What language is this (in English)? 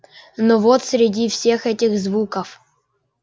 Russian